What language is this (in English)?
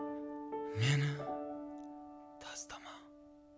Kazakh